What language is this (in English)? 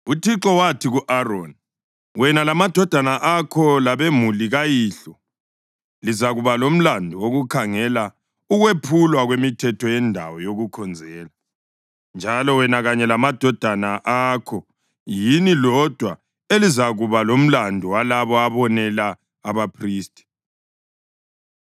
North Ndebele